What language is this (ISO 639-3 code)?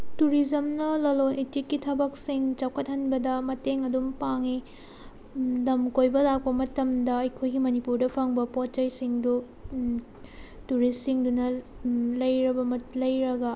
mni